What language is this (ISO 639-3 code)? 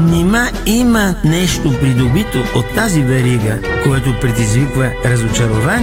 bul